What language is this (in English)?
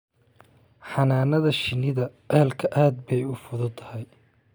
Somali